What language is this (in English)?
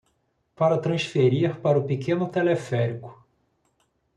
Portuguese